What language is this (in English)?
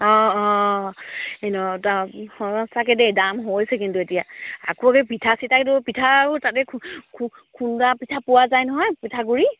Assamese